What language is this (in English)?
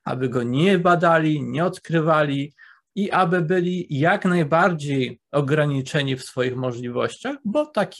Polish